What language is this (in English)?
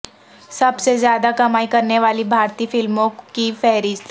Urdu